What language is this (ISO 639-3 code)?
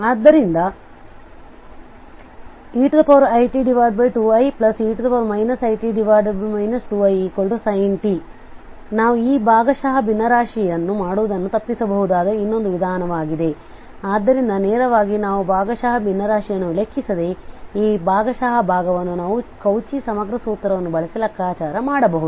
kan